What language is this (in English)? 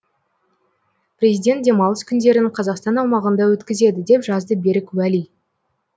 Kazakh